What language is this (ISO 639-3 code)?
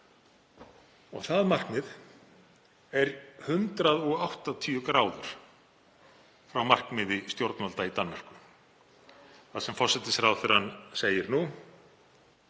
isl